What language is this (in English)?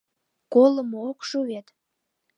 Mari